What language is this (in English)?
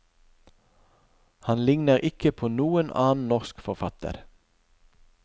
Norwegian